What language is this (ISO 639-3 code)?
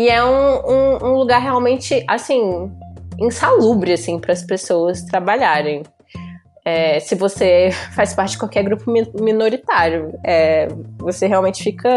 por